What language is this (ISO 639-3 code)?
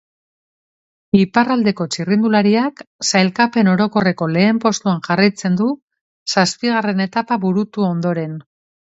eus